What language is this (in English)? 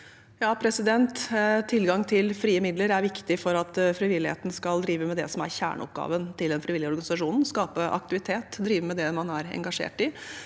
Norwegian